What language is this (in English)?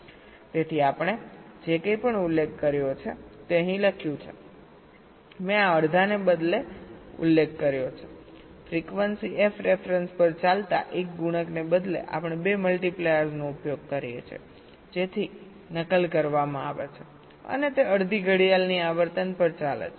Gujarati